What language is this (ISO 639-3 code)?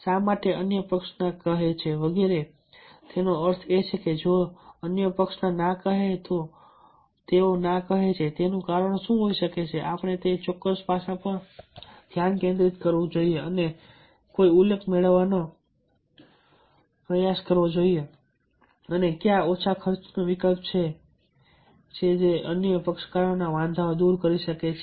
guj